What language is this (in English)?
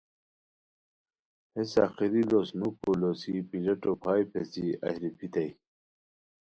Khowar